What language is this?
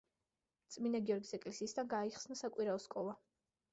Georgian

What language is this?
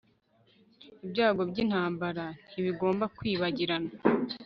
Kinyarwanda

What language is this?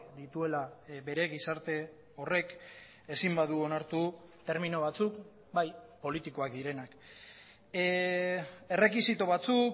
Basque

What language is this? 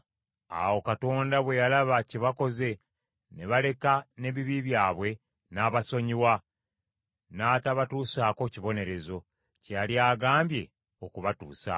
Ganda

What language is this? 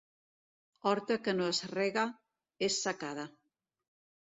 Catalan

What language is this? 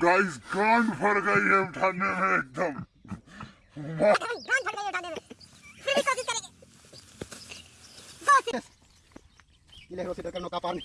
Indonesian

